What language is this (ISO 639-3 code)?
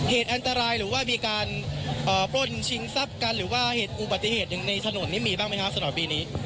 tha